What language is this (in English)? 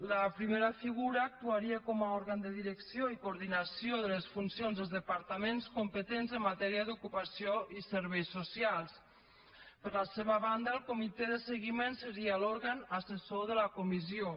Catalan